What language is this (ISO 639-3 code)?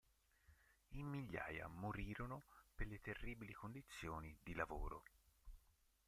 ita